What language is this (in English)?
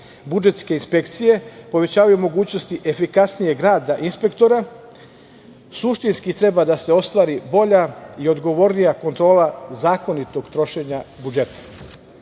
Serbian